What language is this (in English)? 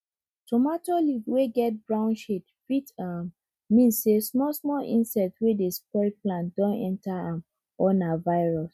Nigerian Pidgin